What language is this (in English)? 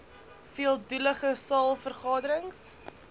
Afrikaans